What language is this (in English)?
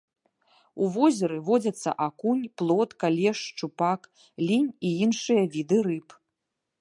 Belarusian